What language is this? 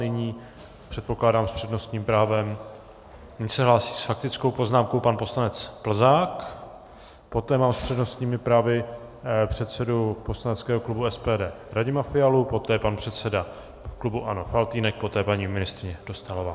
Czech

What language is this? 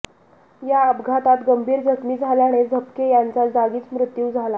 Marathi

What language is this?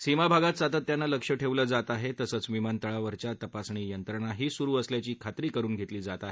Marathi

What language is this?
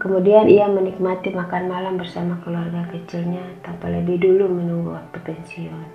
Indonesian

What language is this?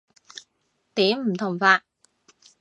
Cantonese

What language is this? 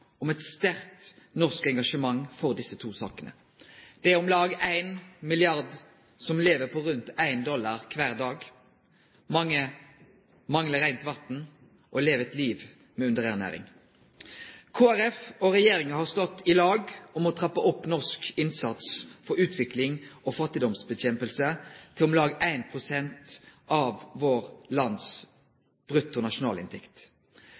Norwegian Nynorsk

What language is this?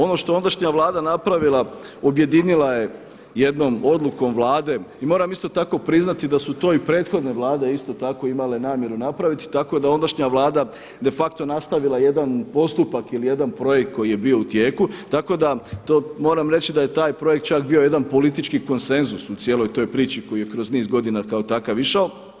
Croatian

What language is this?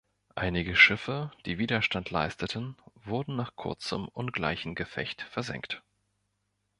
German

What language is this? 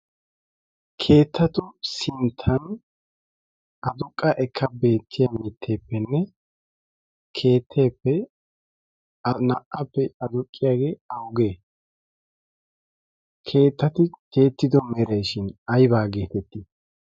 Wolaytta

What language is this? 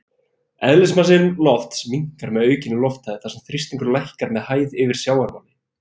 Icelandic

